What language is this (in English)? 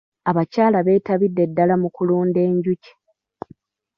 Ganda